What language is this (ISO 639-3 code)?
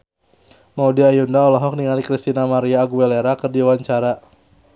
sun